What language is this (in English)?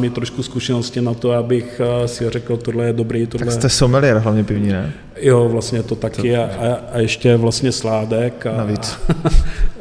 Czech